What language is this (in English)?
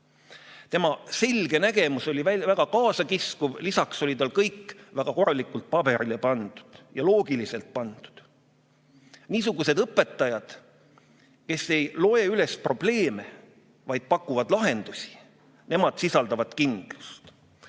Estonian